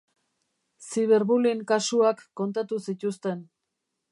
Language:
Basque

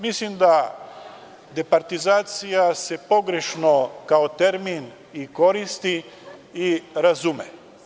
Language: Serbian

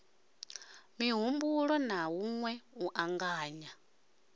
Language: Venda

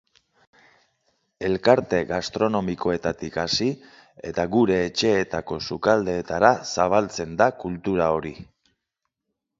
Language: Basque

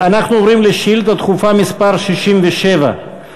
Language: Hebrew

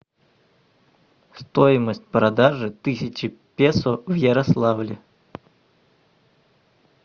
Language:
Russian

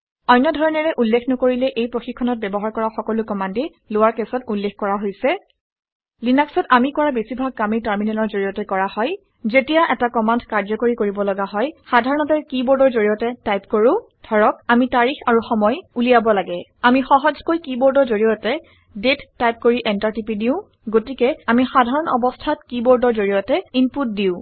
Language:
Assamese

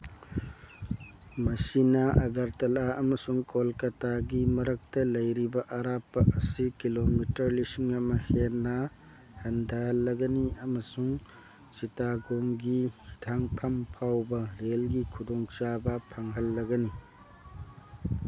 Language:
Manipuri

